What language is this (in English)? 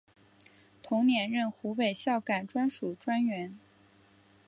Chinese